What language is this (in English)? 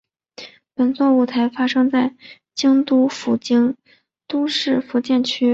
Chinese